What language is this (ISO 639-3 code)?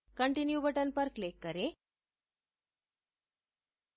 hin